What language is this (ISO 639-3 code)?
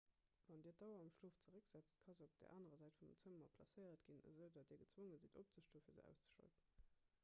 ltz